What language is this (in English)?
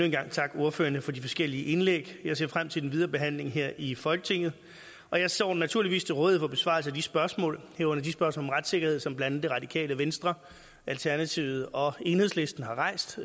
Danish